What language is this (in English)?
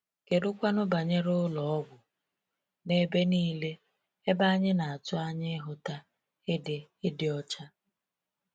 Igbo